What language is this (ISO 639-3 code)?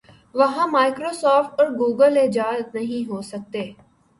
urd